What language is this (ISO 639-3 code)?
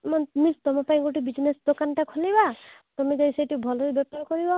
ori